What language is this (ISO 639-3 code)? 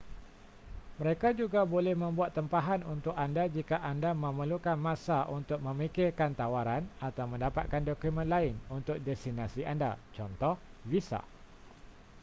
msa